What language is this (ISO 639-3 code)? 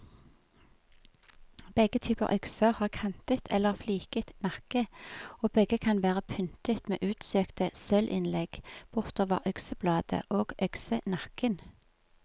nor